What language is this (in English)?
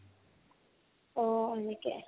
Assamese